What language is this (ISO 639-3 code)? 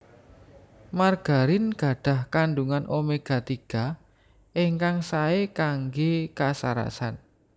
jav